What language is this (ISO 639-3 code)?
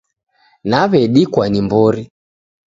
dav